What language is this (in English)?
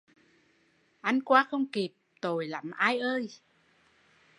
Vietnamese